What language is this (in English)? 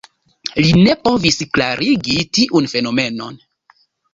Esperanto